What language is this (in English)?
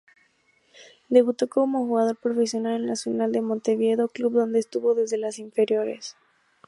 Spanish